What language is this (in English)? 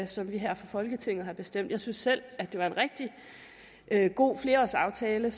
Danish